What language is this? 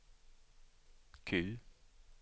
Swedish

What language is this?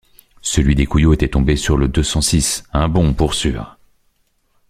French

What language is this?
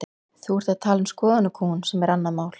Icelandic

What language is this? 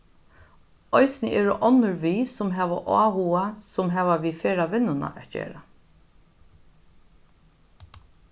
Faroese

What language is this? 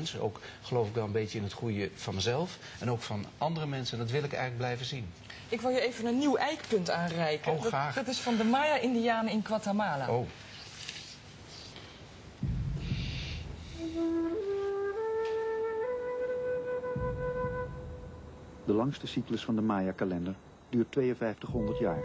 Dutch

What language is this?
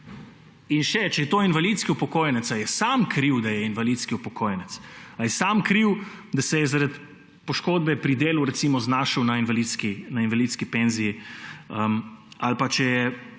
Slovenian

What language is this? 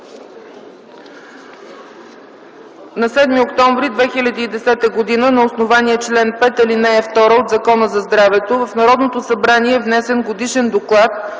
Bulgarian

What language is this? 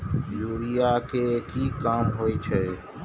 Maithili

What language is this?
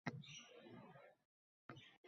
Uzbek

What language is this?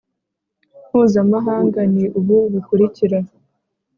Kinyarwanda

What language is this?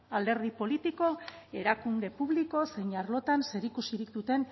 Basque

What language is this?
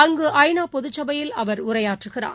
Tamil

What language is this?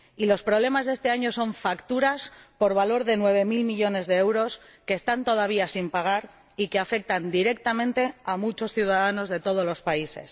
Spanish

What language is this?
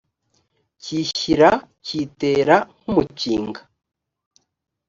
Kinyarwanda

